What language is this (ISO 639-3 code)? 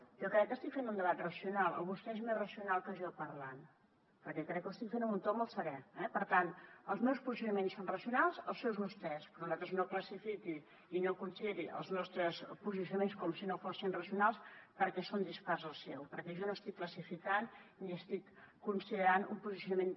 cat